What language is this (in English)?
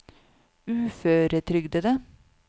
Norwegian